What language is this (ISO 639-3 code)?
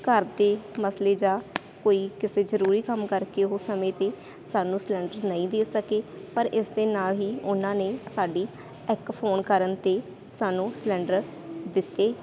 pan